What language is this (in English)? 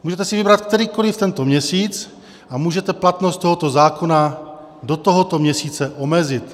Czech